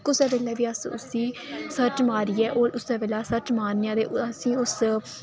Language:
Dogri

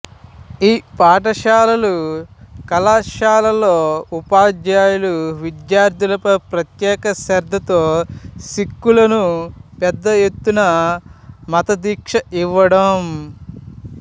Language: Telugu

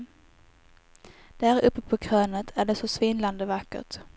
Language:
Swedish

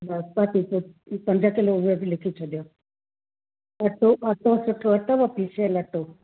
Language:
Sindhi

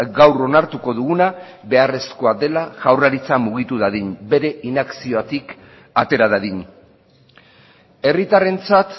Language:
Basque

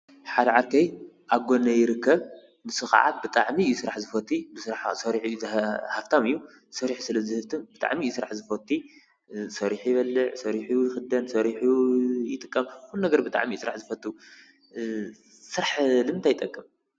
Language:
Tigrinya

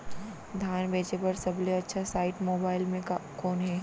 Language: Chhattisgarhi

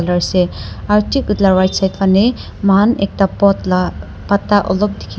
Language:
Naga Pidgin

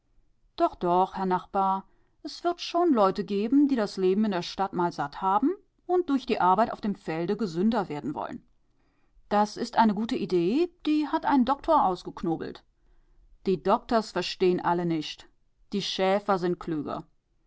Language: German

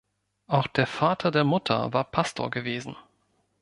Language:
German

